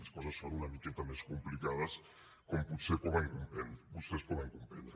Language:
Catalan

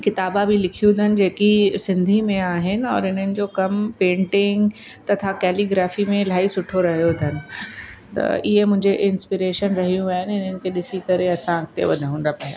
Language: Sindhi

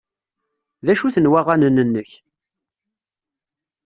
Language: Kabyle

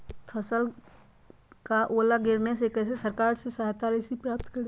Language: Magahi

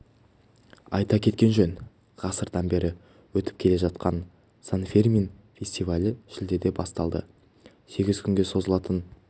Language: Kazakh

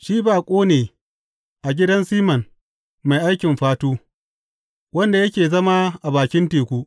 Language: Hausa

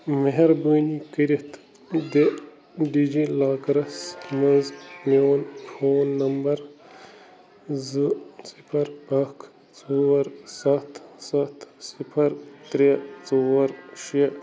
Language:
Kashmiri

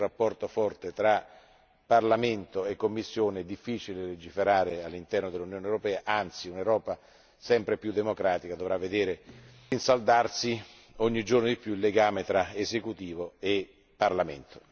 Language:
Italian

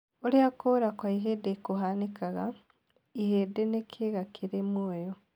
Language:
Kikuyu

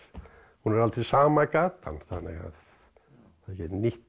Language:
Icelandic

